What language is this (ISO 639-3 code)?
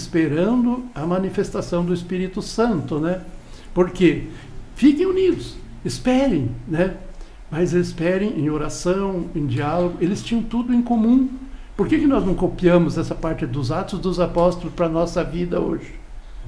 por